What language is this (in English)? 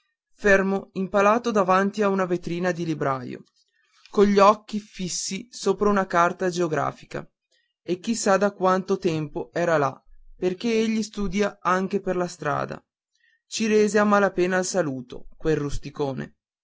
Italian